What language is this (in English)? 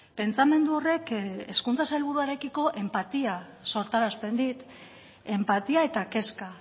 Basque